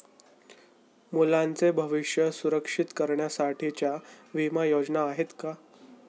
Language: Marathi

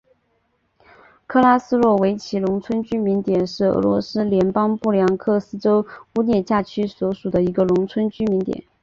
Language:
Chinese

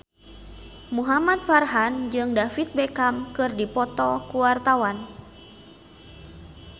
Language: Sundanese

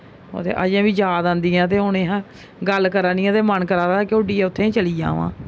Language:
Dogri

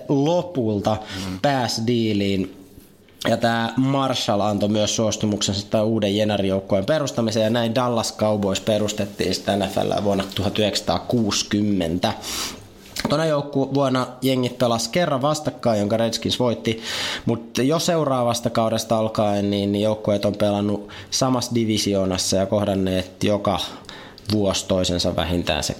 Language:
Finnish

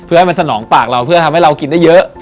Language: Thai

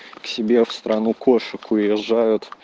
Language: Russian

